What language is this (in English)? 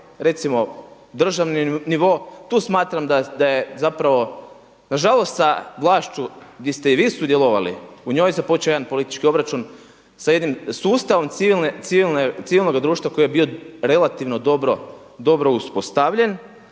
Croatian